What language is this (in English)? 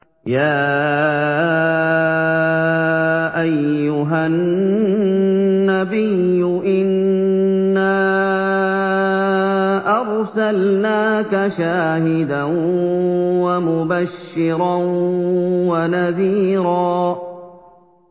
Arabic